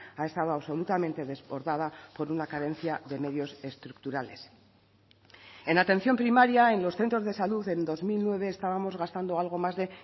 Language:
Spanish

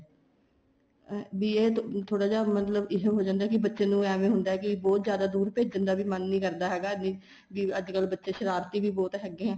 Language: Punjabi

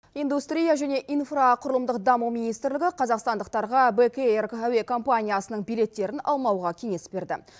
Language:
Kazakh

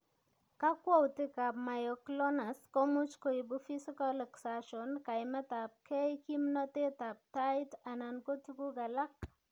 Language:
Kalenjin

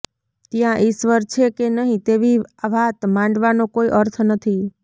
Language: Gujarati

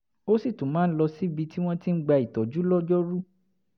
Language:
Yoruba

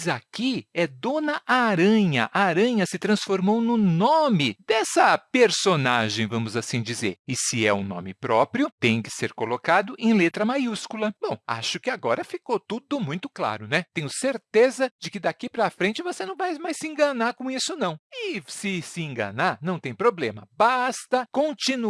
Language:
Portuguese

